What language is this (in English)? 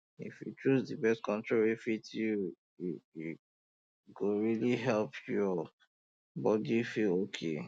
Nigerian Pidgin